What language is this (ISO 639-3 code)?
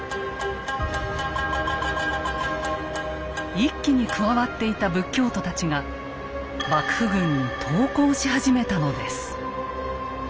jpn